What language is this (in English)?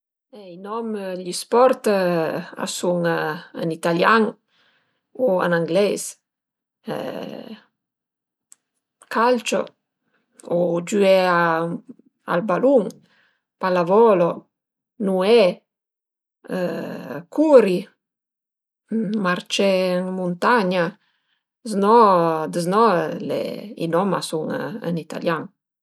Piedmontese